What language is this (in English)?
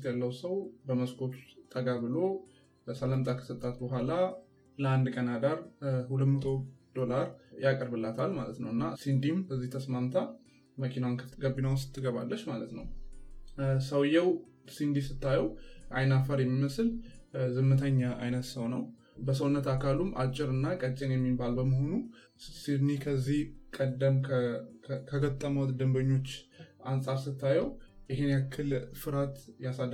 Amharic